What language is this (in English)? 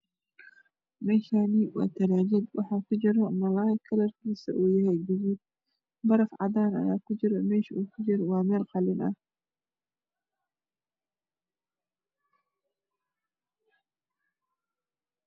Somali